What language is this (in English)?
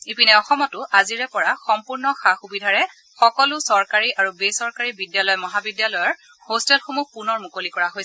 Assamese